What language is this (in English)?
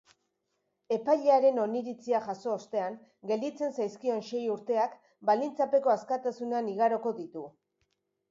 Basque